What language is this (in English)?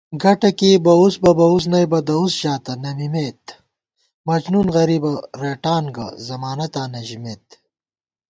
Gawar-Bati